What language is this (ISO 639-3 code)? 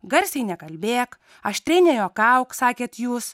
lit